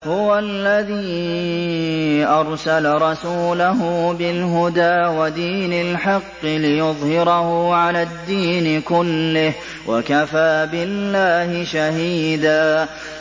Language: Arabic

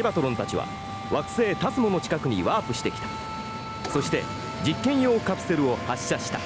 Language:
Japanese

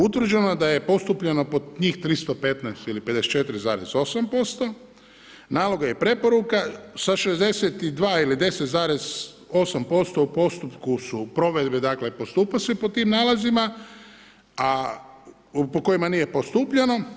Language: Croatian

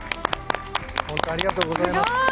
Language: Japanese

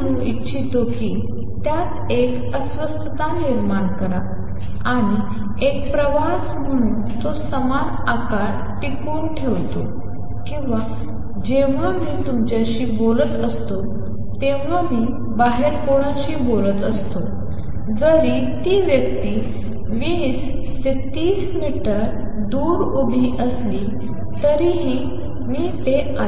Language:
Marathi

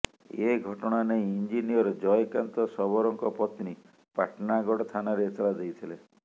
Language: Odia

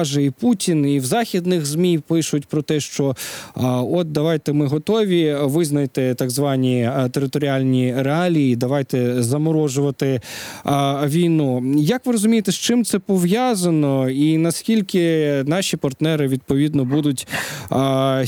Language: Ukrainian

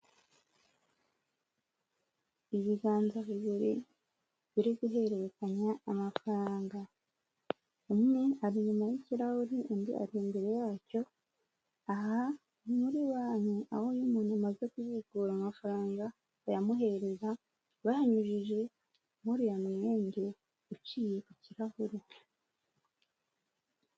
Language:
Kinyarwanda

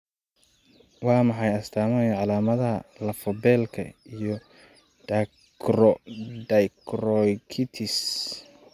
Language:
Somali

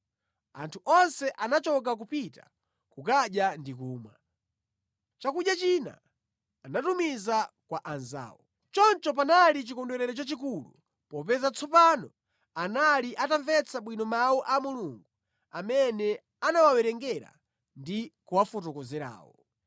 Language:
Nyanja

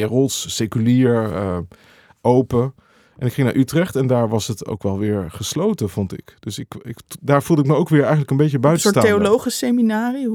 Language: Dutch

